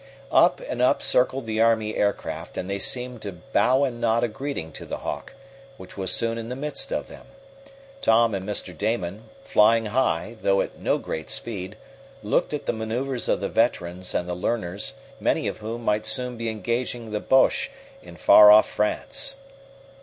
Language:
English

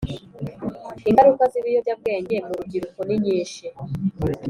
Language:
Kinyarwanda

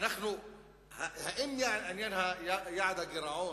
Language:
Hebrew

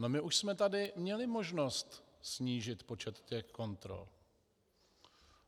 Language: Czech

